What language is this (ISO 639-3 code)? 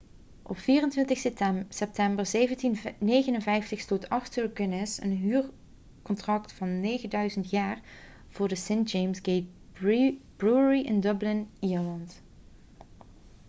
nld